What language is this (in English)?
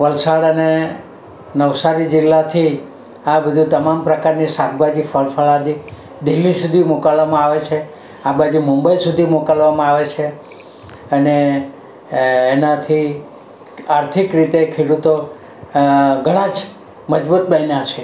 Gujarati